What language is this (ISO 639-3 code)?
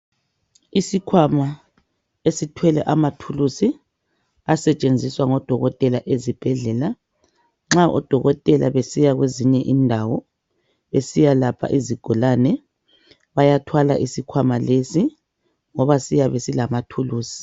nde